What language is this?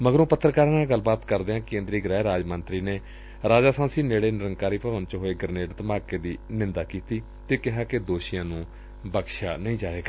Punjabi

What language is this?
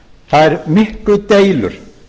Icelandic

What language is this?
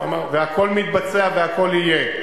Hebrew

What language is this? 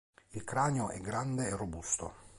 Italian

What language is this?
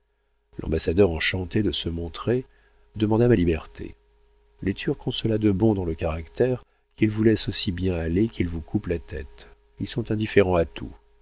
French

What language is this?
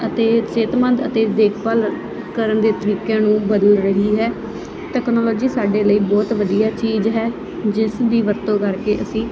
Punjabi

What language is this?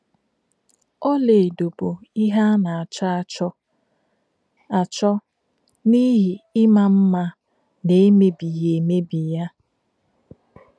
Igbo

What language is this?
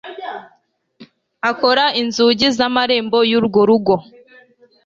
Kinyarwanda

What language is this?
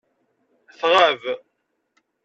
Kabyle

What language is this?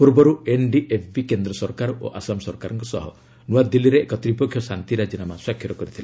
Odia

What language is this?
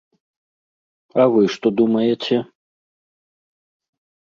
Belarusian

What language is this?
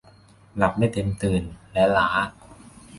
Thai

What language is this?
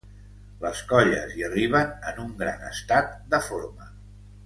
Catalan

